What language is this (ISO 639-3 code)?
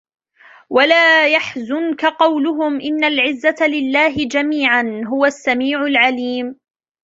ara